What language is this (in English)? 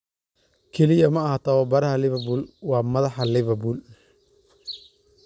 Somali